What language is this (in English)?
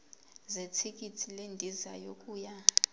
Zulu